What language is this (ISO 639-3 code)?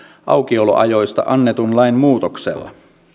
fin